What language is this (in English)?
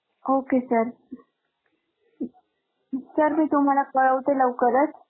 Marathi